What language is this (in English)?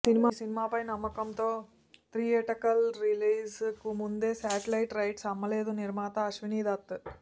Telugu